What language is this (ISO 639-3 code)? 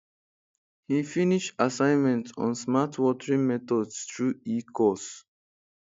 pcm